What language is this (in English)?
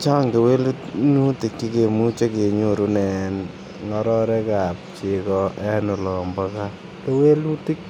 Kalenjin